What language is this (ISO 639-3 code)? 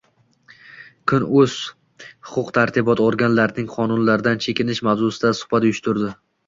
uzb